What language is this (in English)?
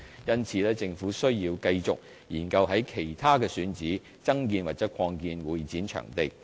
Cantonese